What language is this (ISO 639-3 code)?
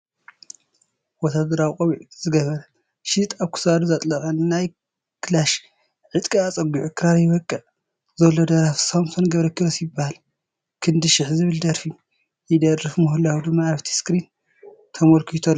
tir